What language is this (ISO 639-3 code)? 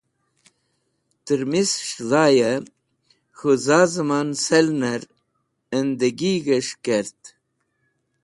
wbl